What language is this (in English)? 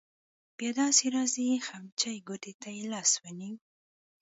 Pashto